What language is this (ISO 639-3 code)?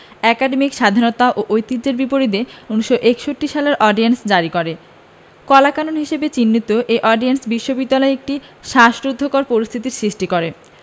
ben